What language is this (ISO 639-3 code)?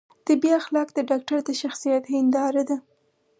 pus